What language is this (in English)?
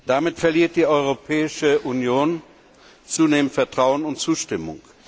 German